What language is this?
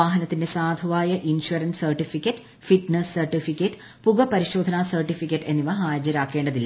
Malayalam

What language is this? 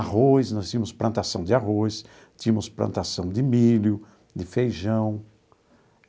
Portuguese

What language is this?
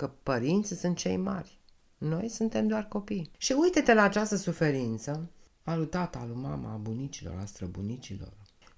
Romanian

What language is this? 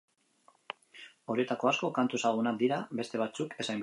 Basque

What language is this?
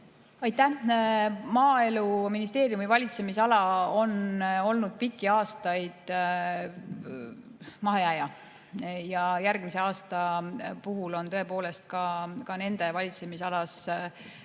Estonian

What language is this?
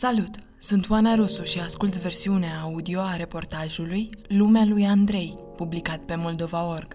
Romanian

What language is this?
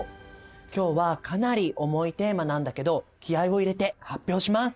Japanese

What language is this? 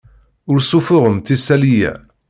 Kabyle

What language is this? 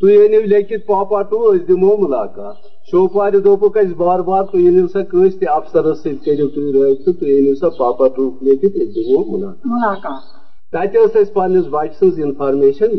Urdu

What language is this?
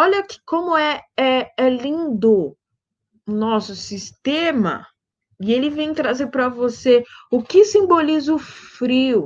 Portuguese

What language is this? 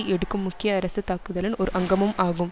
Tamil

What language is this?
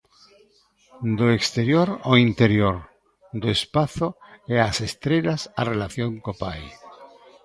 Galician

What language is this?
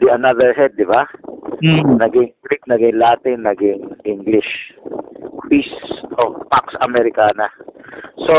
Filipino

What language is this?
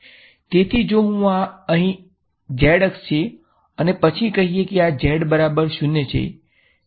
Gujarati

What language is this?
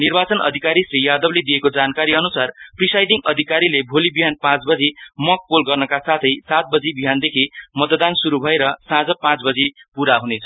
Nepali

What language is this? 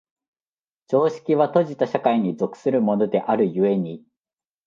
Japanese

